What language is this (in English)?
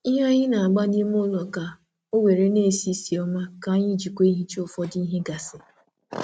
Igbo